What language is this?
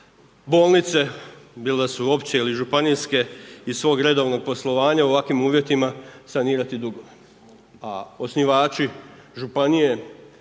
Croatian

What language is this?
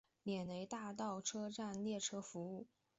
Chinese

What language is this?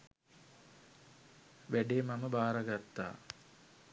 Sinhala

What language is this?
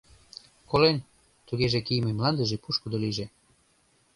Mari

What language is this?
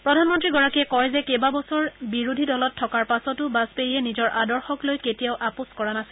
Assamese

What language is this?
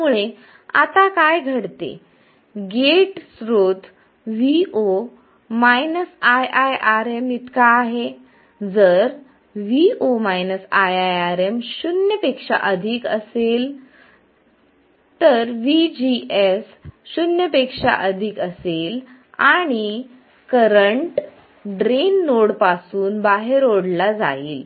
Marathi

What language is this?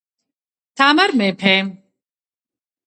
Georgian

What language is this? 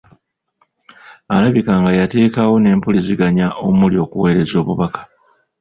Ganda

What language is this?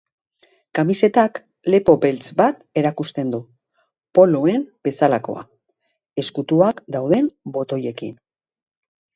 Basque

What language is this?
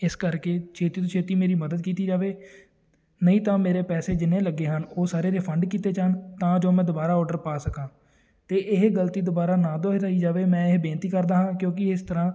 Punjabi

